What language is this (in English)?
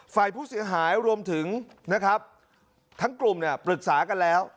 Thai